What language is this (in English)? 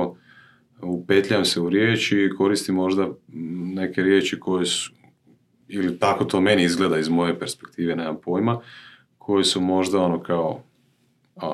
Croatian